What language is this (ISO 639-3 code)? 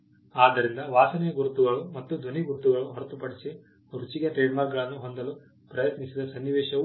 kan